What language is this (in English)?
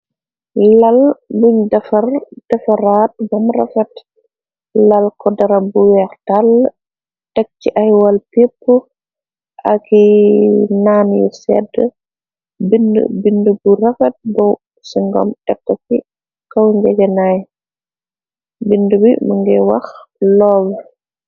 Wolof